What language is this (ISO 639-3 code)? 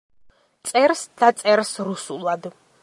kat